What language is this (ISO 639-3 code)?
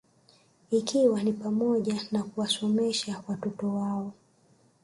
swa